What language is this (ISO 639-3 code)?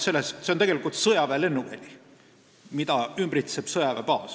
est